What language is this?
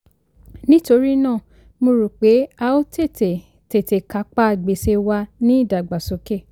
Yoruba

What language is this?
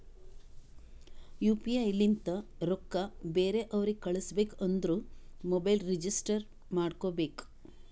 Kannada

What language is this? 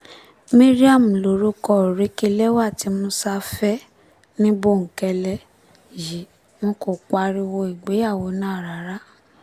Yoruba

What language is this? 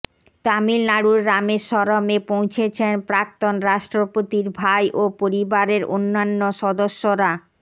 Bangla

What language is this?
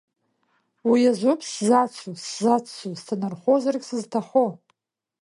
Abkhazian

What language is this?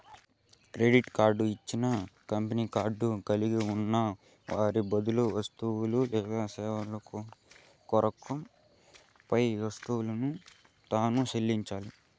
Telugu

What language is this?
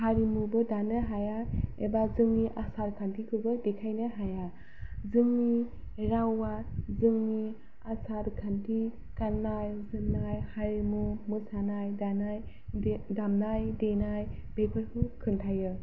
Bodo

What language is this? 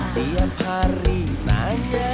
Indonesian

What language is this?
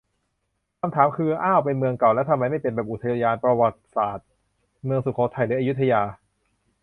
Thai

